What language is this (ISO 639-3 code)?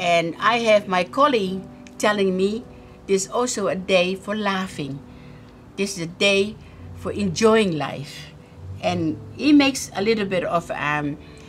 nld